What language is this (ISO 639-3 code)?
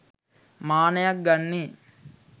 sin